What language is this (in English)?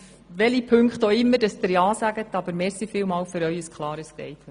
Swiss German